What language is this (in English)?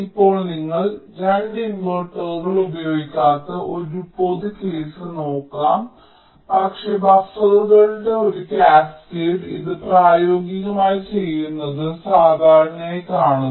Malayalam